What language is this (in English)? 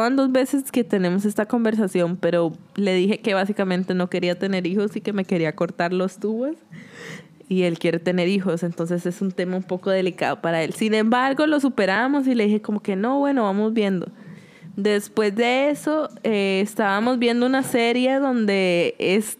Spanish